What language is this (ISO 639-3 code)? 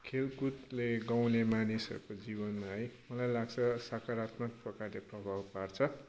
nep